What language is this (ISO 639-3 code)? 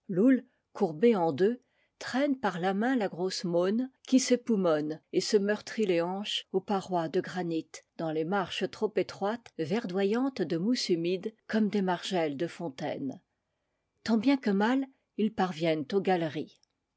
fra